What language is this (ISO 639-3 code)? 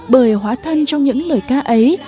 vie